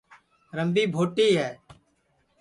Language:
Sansi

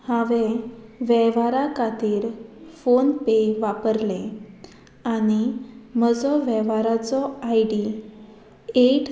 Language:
Konkani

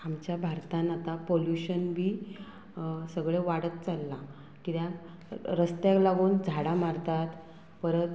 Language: Konkani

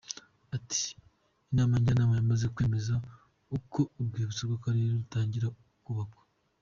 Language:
Kinyarwanda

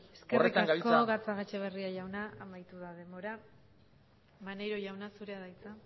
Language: Basque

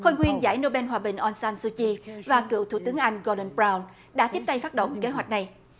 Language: Vietnamese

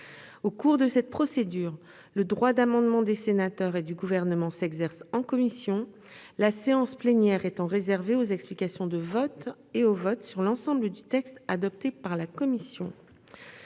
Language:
French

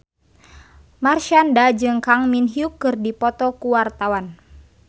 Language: Sundanese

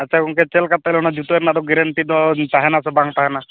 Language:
Santali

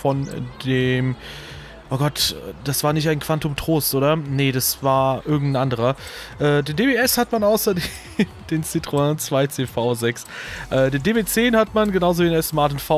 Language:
German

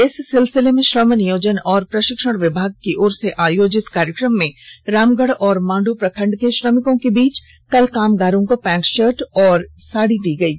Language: Hindi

